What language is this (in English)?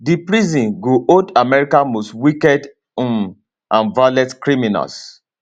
Nigerian Pidgin